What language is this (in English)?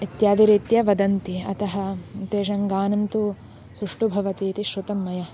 Sanskrit